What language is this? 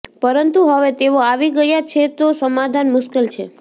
Gujarati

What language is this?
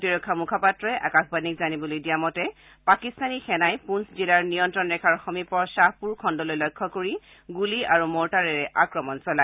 Assamese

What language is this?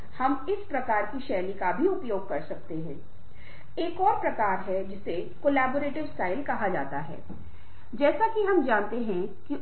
Hindi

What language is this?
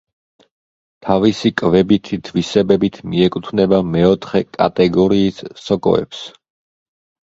Georgian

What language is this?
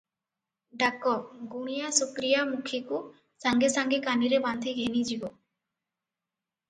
Odia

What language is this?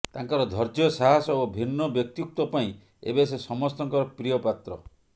Odia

